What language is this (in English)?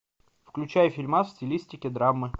Russian